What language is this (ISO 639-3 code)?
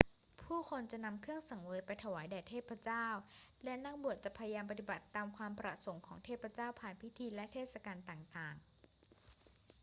tha